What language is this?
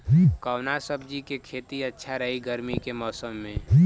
Bhojpuri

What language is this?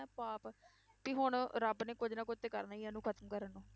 Punjabi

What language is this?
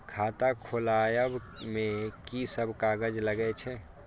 Maithili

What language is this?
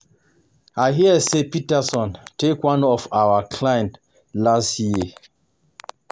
Nigerian Pidgin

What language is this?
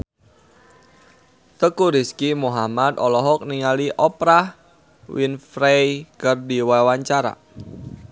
Sundanese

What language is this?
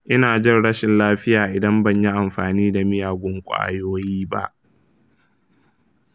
Hausa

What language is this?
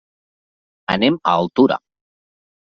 Catalan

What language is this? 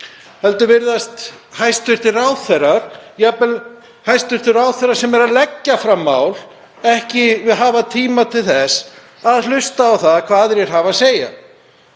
Icelandic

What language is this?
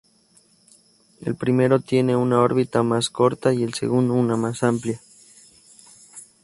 Spanish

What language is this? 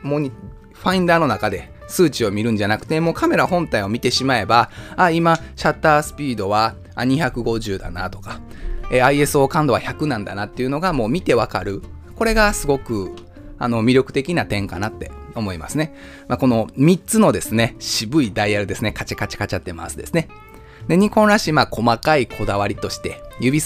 Japanese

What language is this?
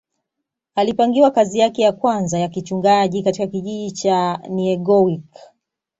Swahili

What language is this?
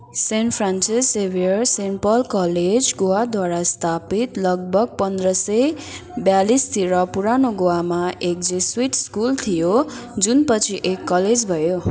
Nepali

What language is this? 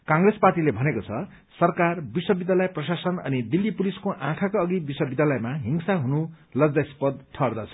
Nepali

